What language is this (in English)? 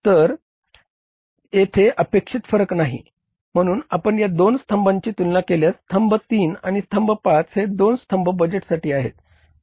Marathi